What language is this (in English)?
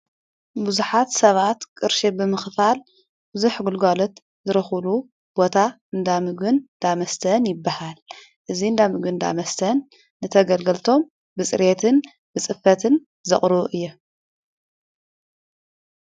Tigrinya